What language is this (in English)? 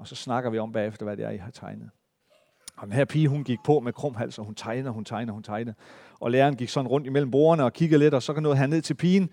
Danish